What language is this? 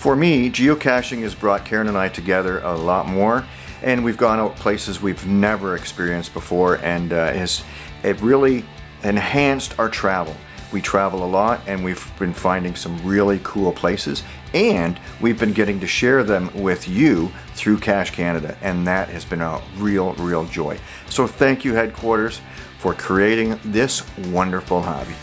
English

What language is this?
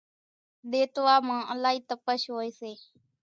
Kachi Koli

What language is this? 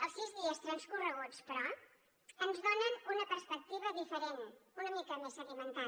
Catalan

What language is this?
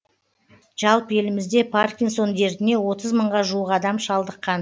Kazakh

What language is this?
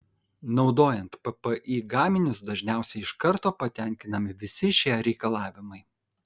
Lithuanian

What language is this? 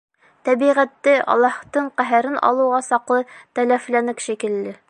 Bashkir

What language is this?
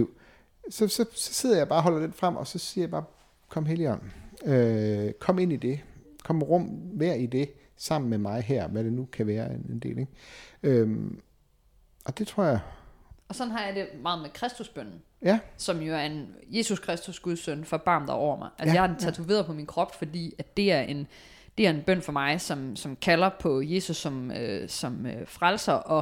Danish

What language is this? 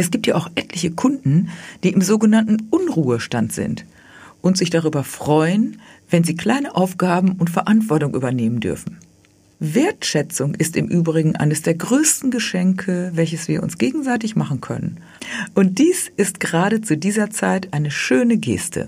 German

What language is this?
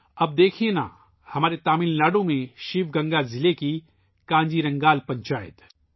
Urdu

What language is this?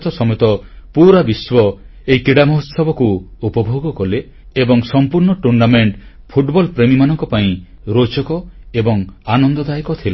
Odia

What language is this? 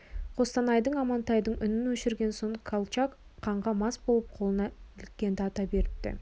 Kazakh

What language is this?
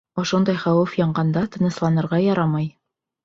Bashkir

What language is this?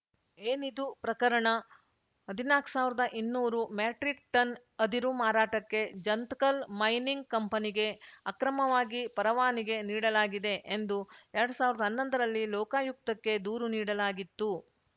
Kannada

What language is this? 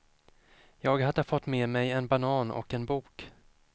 Swedish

